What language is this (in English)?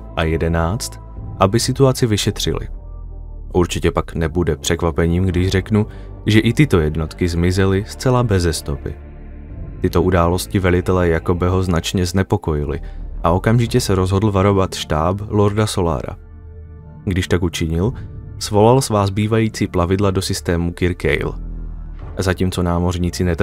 Czech